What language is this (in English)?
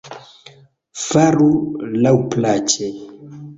Esperanto